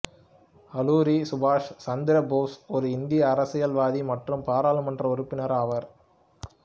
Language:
Tamil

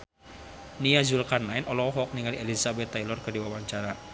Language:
Sundanese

